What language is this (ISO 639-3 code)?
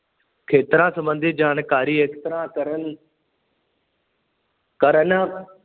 pan